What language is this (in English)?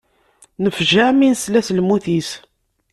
Kabyle